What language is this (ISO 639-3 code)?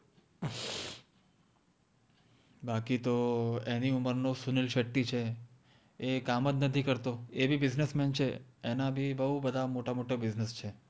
guj